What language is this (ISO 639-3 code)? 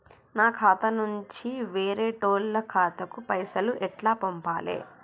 tel